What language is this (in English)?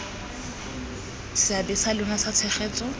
Tswana